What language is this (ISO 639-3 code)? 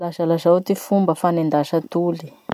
msh